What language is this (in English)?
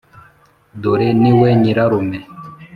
Kinyarwanda